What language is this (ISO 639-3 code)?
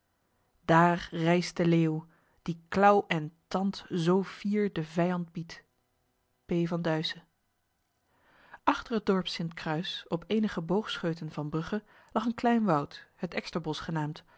nld